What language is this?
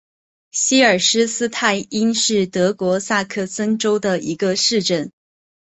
Chinese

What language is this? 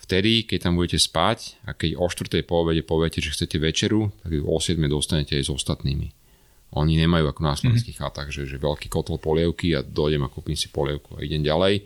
Slovak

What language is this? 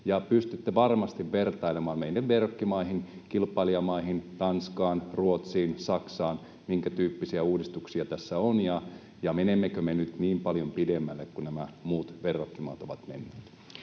Finnish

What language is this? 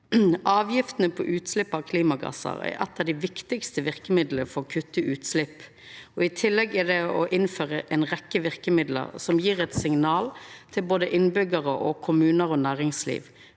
Norwegian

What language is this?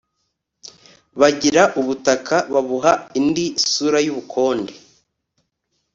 Kinyarwanda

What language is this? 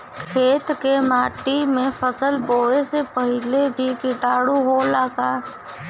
Bhojpuri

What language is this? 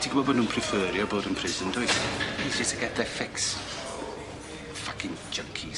Welsh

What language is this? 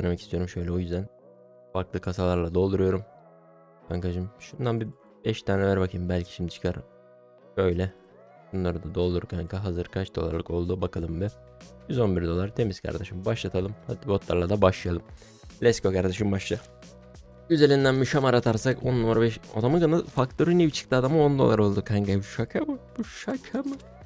Turkish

